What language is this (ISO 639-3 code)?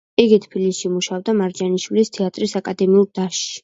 kat